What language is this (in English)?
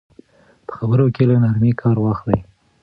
Pashto